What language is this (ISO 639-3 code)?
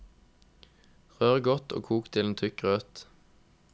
nor